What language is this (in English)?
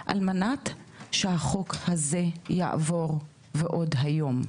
Hebrew